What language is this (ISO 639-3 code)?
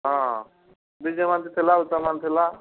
ori